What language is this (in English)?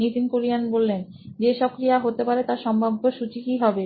Bangla